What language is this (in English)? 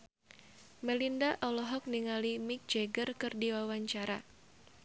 Sundanese